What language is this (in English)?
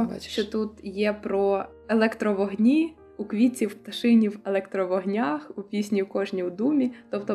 Ukrainian